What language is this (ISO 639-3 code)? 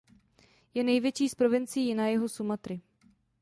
ces